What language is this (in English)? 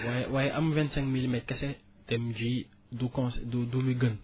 Wolof